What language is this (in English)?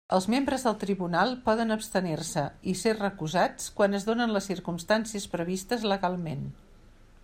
Catalan